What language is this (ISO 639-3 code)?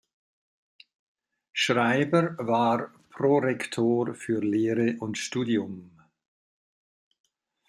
deu